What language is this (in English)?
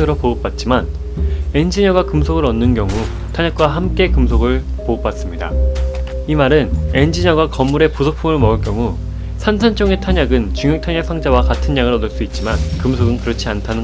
Korean